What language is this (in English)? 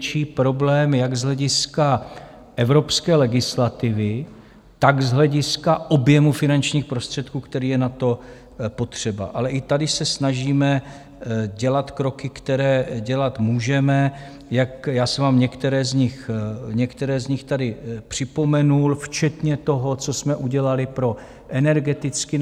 Czech